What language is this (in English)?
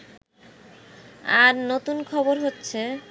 Bangla